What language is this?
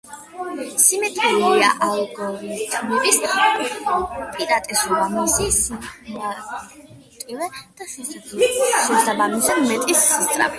Georgian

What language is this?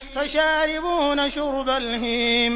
Arabic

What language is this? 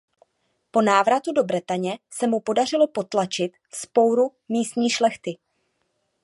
Czech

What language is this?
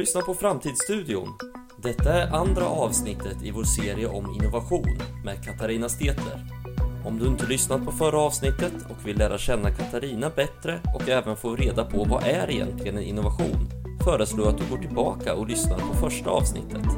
Swedish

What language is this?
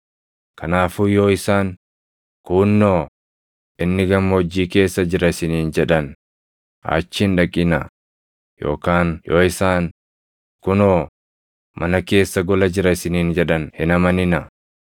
Oromo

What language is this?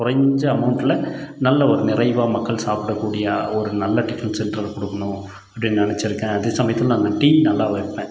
Tamil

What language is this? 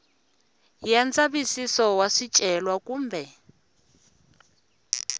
Tsonga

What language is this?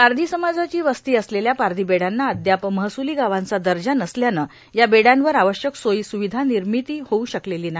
Marathi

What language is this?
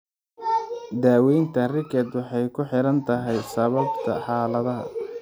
Somali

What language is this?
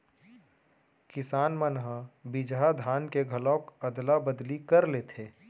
Chhattisgarhi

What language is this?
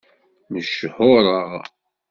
Kabyle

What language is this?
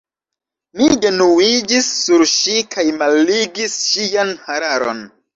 Esperanto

